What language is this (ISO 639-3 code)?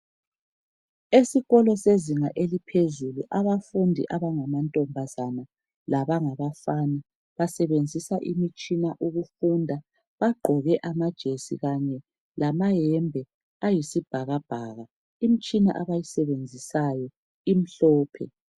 nde